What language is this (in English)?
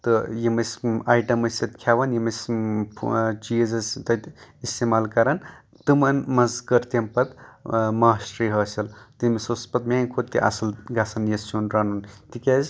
Kashmiri